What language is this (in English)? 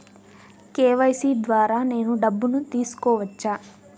Telugu